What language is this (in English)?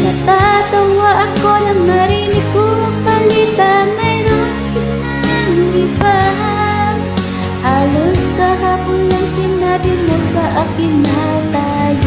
Indonesian